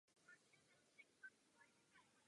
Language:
Czech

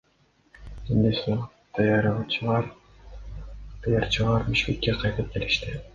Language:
Kyrgyz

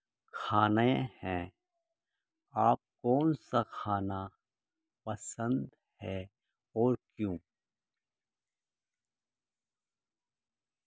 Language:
Urdu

